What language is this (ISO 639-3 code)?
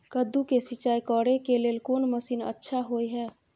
mai